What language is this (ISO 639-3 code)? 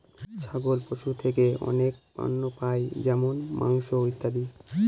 ben